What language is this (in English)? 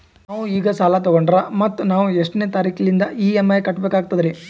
Kannada